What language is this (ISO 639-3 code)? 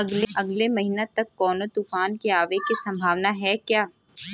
bho